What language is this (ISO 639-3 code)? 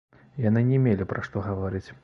bel